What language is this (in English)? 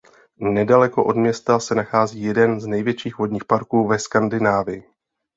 Czech